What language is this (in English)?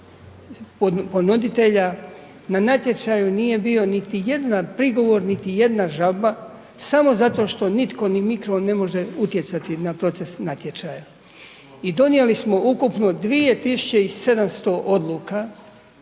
Croatian